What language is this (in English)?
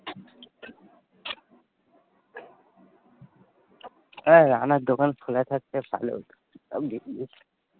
Bangla